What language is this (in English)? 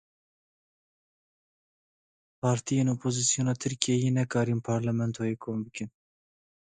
Kurdish